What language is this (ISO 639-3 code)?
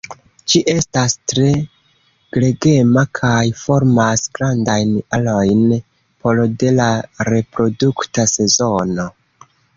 epo